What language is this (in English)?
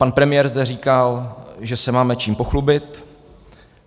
Czech